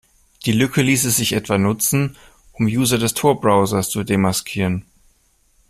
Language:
German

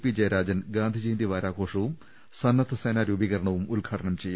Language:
Malayalam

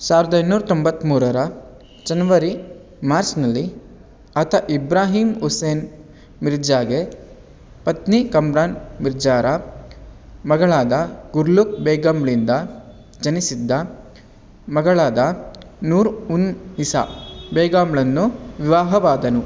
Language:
Kannada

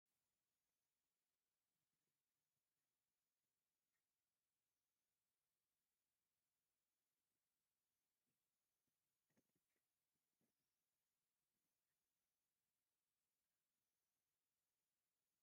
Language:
Tigrinya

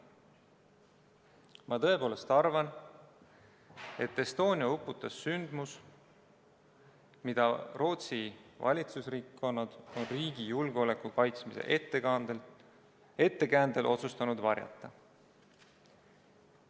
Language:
Estonian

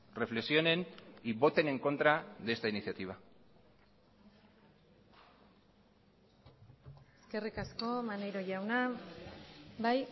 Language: Spanish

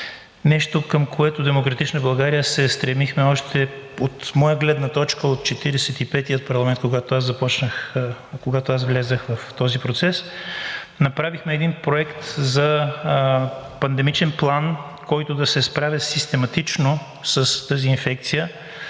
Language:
Bulgarian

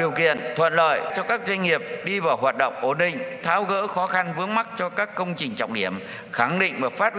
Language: Vietnamese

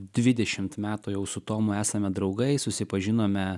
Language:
Lithuanian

